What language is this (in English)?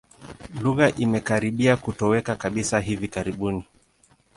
Swahili